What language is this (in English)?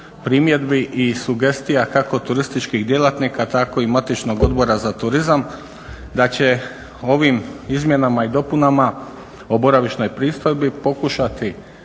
Croatian